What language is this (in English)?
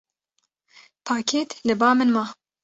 Kurdish